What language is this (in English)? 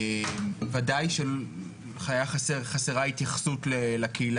Hebrew